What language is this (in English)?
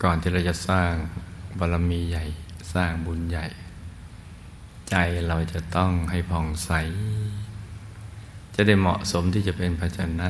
Thai